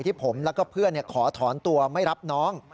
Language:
Thai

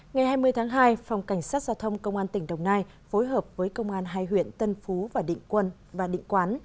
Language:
Vietnamese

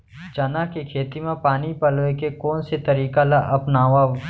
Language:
Chhattisgarhi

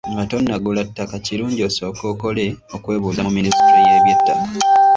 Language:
Ganda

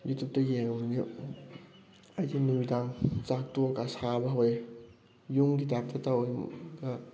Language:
Manipuri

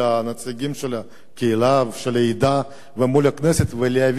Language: Hebrew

